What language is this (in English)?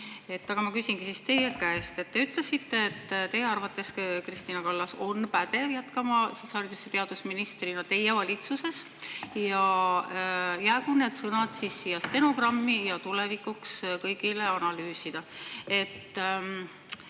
Estonian